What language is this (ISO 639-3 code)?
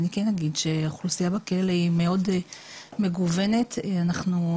heb